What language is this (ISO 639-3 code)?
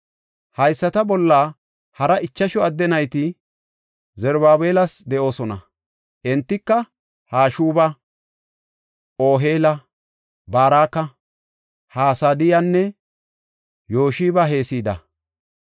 gof